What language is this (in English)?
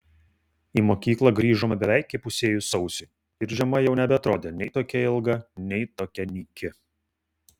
Lithuanian